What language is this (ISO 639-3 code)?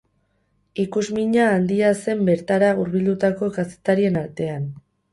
eus